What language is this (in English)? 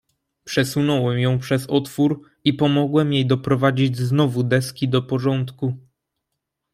Polish